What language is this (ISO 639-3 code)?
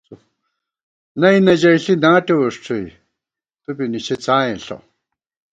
gwt